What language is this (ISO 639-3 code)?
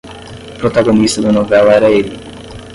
por